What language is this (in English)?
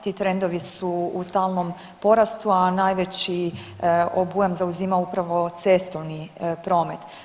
Croatian